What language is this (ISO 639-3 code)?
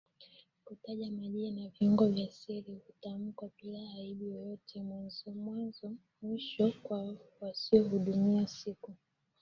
swa